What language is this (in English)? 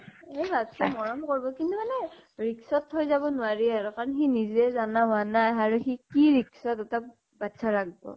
Assamese